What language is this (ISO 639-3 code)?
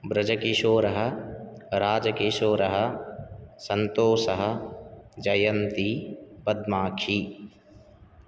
san